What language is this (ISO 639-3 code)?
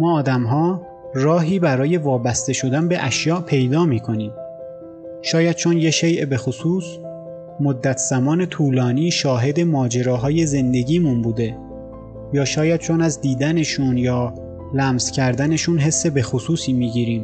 fas